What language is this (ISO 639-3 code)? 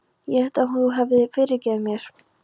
isl